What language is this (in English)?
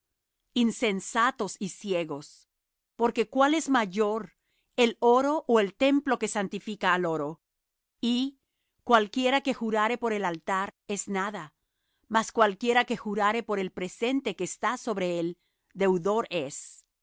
Spanish